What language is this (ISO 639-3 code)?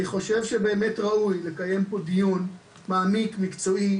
heb